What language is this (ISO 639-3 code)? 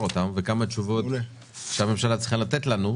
heb